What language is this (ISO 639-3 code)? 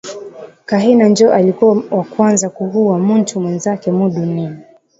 swa